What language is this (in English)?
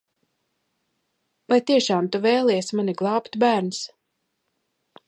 Latvian